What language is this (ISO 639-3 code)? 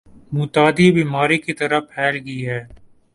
urd